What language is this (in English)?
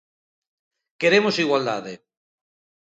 Galician